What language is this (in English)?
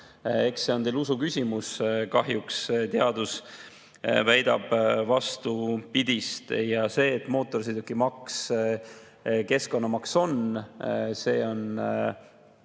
Estonian